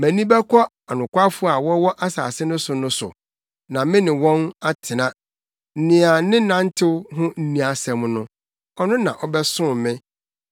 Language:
Akan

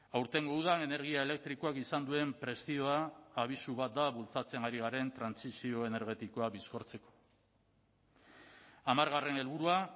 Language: Basque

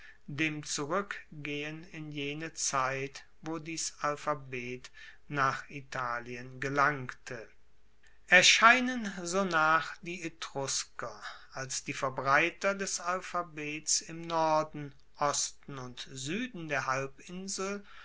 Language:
German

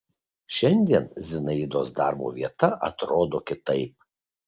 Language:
Lithuanian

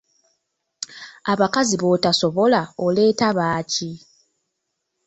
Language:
Ganda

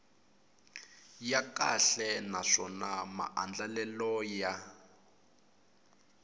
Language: Tsonga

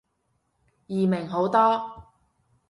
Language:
Cantonese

